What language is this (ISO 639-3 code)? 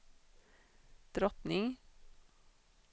swe